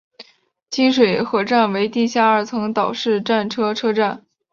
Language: Chinese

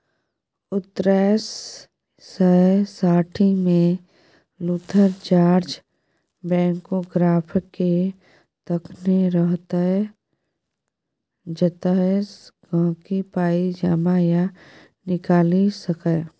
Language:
Maithili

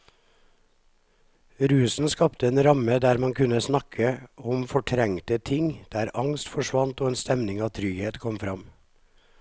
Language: Norwegian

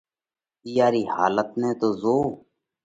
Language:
Parkari Koli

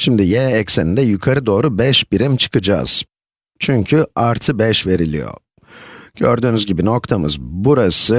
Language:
Turkish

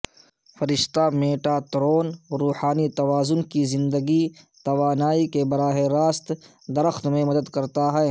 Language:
Urdu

